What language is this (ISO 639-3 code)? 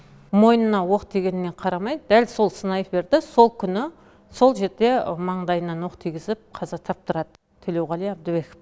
kaz